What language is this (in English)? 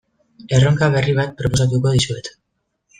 Basque